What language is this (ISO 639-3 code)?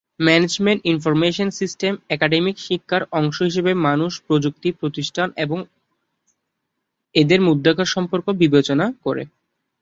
ben